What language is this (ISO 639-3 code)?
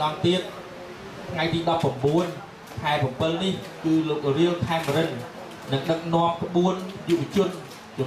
tha